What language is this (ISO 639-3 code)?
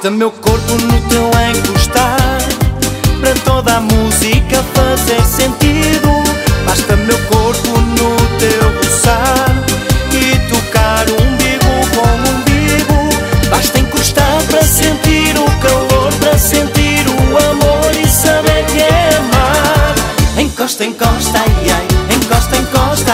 por